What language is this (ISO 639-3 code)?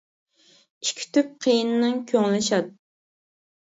uig